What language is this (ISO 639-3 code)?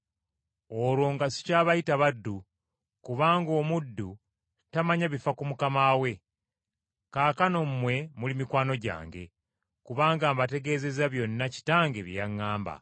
lug